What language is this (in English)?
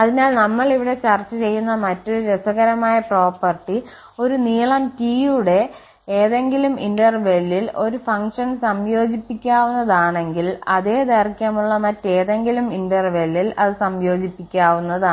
Malayalam